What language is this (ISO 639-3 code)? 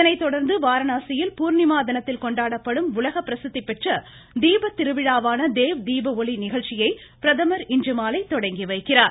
tam